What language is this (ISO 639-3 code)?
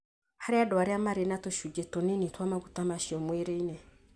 kik